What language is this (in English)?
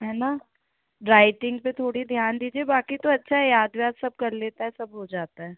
Hindi